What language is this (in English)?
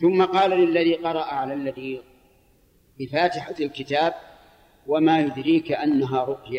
Arabic